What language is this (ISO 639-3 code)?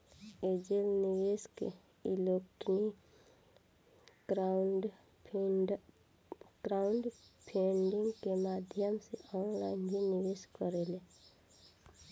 bho